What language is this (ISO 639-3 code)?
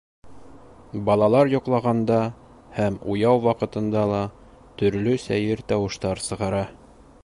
bak